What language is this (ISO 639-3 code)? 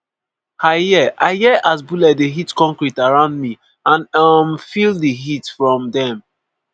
pcm